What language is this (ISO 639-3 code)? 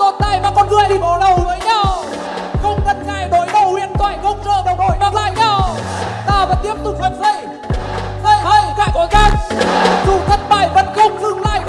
vie